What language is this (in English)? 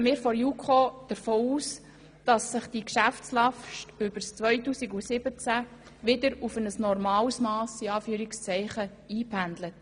Swiss German